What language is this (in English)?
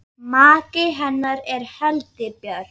Icelandic